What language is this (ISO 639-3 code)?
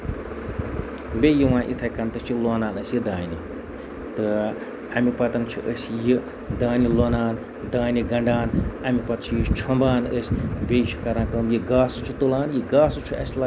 kas